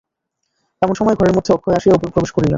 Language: Bangla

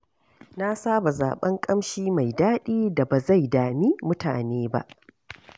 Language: Hausa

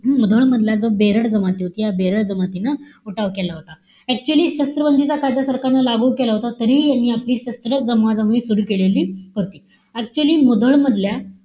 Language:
Marathi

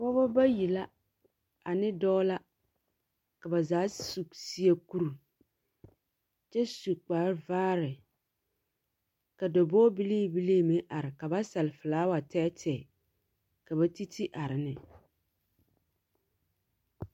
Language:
Southern Dagaare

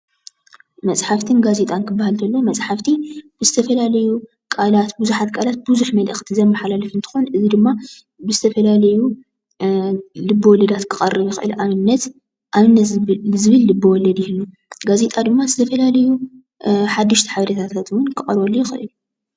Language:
Tigrinya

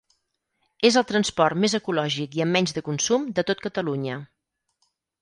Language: Catalan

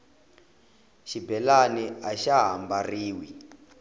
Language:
Tsonga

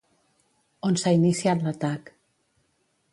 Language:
Catalan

